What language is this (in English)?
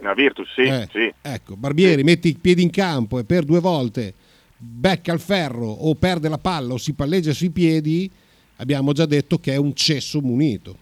Italian